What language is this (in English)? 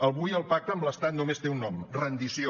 Catalan